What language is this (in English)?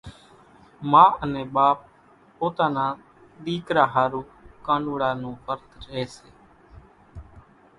Kachi Koli